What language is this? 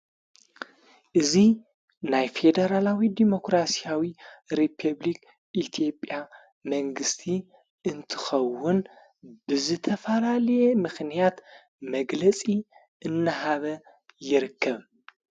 Tigrinya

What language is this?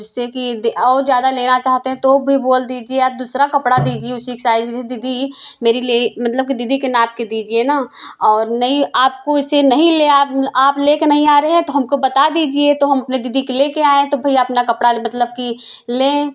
Hindi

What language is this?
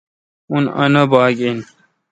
Kalkoti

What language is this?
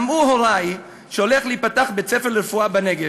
Hebrew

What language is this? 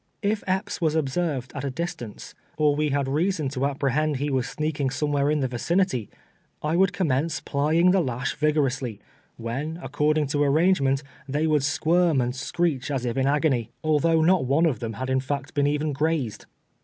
English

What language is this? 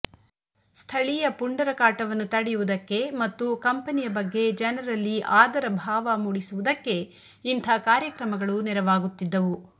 Kannada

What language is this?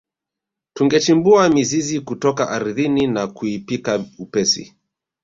Swahili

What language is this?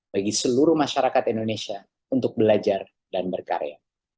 Indonesian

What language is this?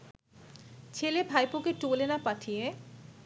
Bangla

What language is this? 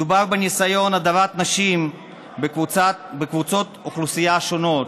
Hebrew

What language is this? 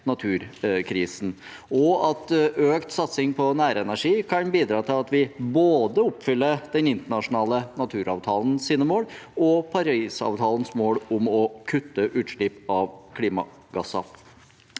Norwegian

